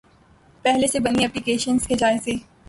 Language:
Urdu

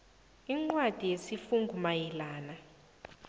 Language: South Ndebele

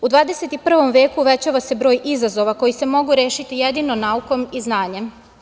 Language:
Serbian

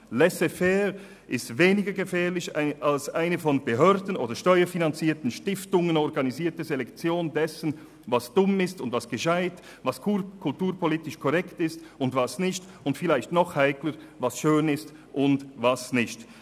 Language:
Swiss German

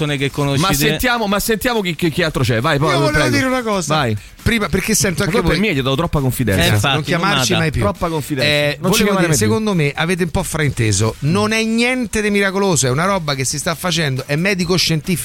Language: Italian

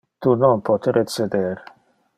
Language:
Interlingua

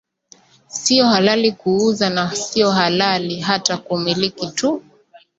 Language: Swahili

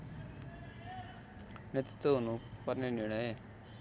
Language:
Nepali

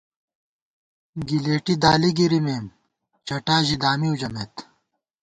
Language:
Gawar-Bati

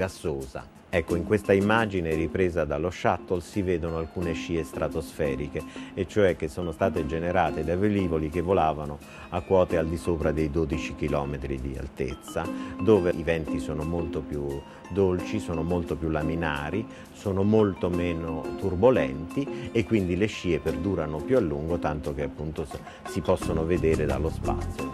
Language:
Italian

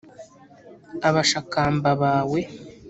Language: Kinyarwanda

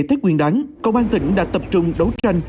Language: Vietnamese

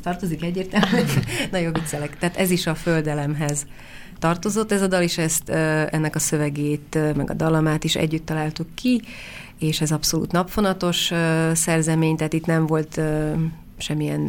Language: Hungarian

